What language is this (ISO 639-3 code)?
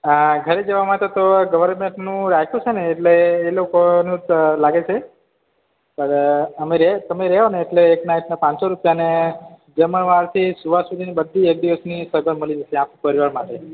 guj